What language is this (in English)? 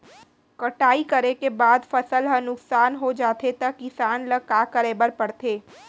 Chhattisgarhi